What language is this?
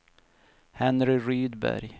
Swedish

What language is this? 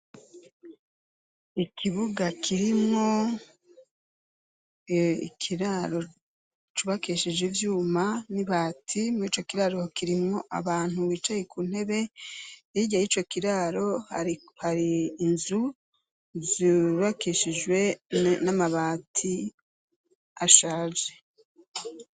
Rundi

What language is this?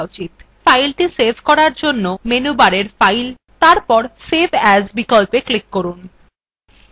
Bangla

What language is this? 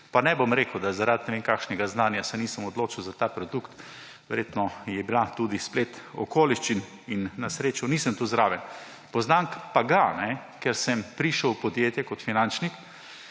Slovenian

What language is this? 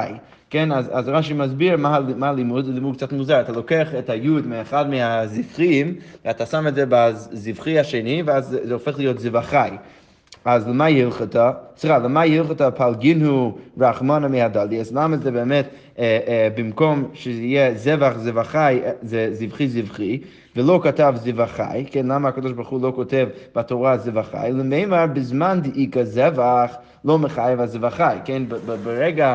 Hebrew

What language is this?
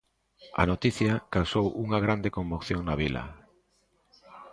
Galician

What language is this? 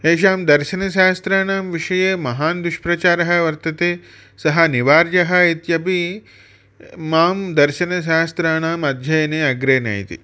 Sanskrit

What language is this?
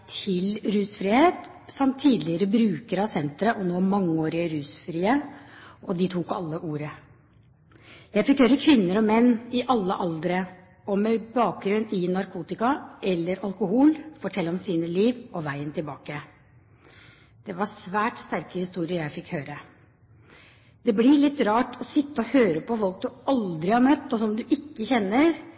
Norwegian Bokmål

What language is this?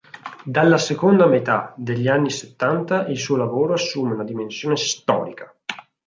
Italian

